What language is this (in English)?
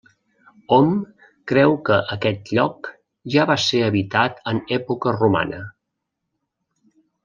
Catalan